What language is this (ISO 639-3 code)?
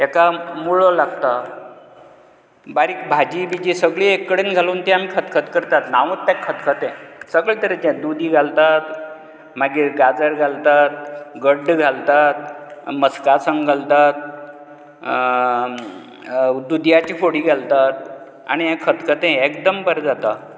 kok